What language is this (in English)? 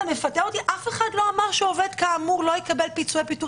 Hebrew